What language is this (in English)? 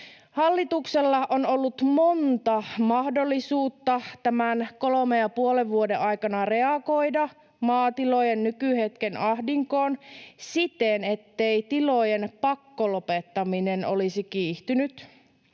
Finnish